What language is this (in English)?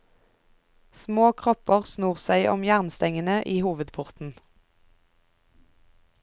Norwegian